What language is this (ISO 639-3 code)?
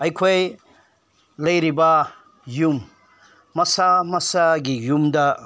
mni